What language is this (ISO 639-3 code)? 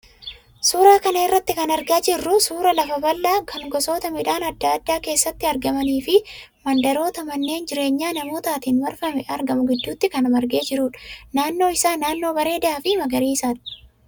orm